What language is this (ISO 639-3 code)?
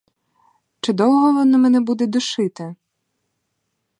ukr